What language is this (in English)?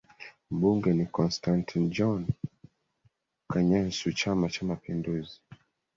Swahili